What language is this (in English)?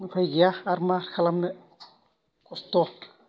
Bodo